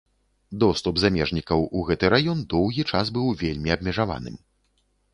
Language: Belarusian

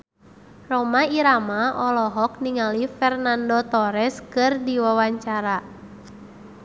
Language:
Sundanese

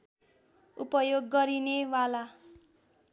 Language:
Nepali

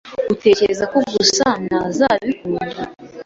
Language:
Kinyarwanda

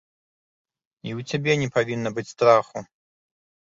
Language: Belarusian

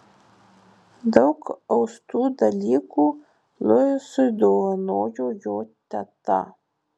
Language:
Lithuanian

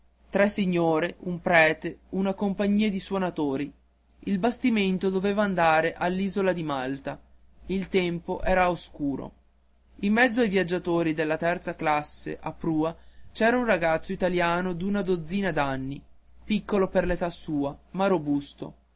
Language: Italian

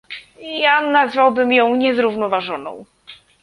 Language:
Polish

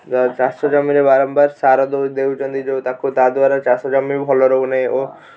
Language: Odia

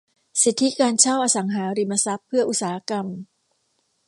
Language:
Thai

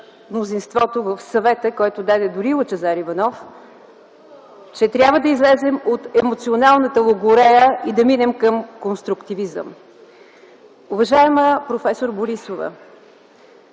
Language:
Bulgarian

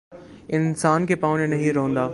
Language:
Urdu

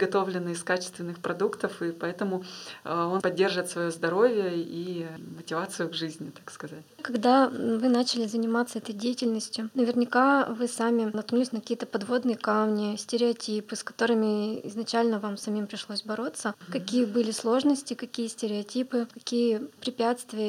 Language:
Russian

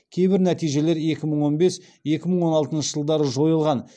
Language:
Kazakh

